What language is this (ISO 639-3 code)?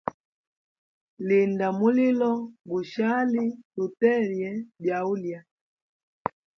hem